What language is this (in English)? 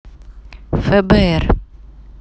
Russian